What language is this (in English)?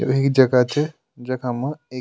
Garhwali